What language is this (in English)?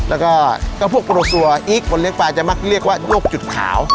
Thai